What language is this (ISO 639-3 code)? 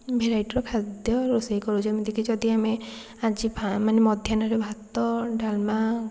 ori